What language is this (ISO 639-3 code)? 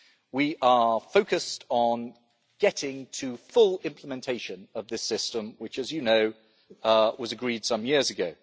eng